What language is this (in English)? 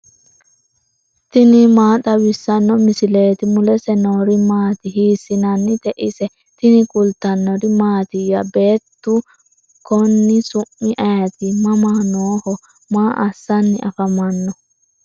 Sidamo